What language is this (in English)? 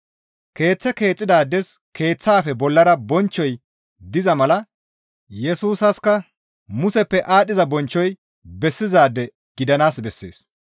Gamo